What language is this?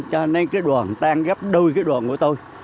Vietnamese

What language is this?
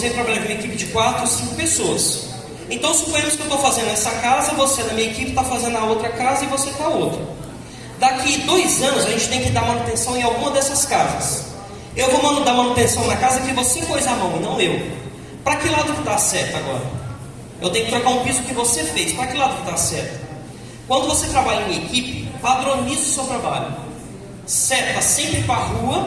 Portuguese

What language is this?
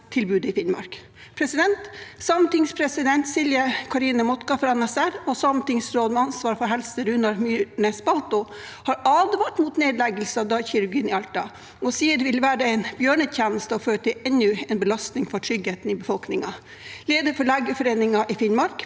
Norwegian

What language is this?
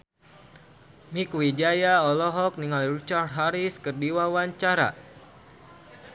Sundanese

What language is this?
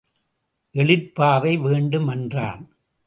Tamil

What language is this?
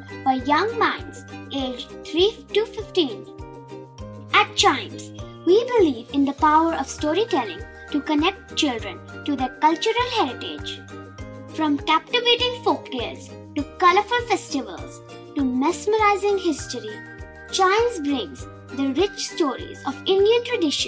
Malayalam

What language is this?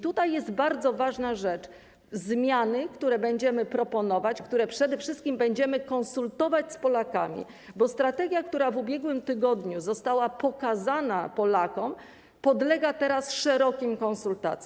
Polish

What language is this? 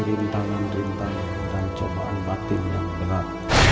Indonesian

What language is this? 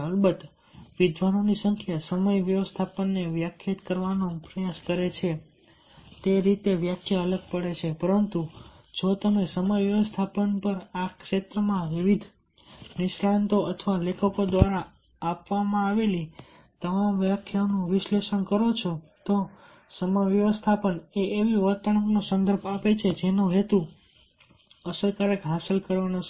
Gujarati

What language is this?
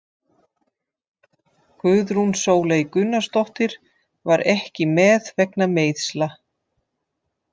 Icelandic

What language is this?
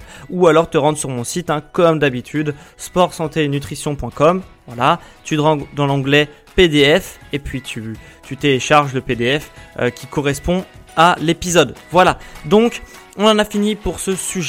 French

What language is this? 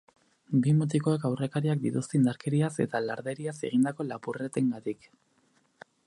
Basque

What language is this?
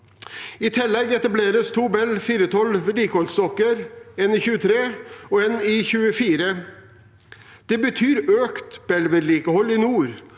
Norwegian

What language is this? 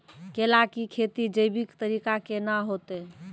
Maithili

